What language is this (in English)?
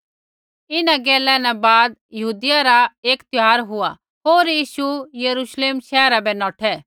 Kullu Pahari